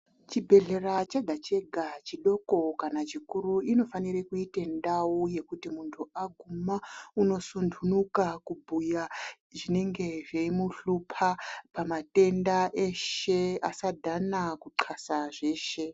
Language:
Ndau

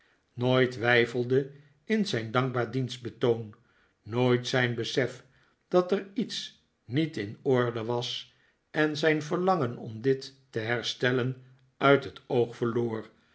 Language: Dutch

